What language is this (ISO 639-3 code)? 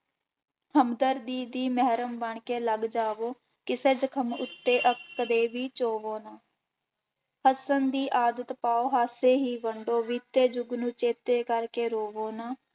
pan